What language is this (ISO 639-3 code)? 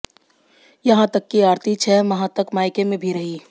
hin